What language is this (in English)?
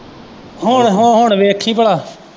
Punjabi